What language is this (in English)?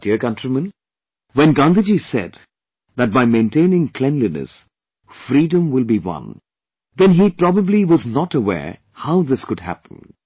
English